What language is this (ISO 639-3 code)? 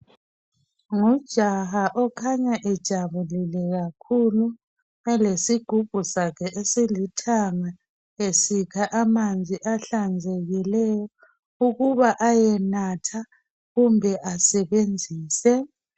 nde